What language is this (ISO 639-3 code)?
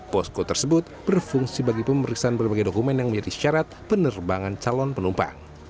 ind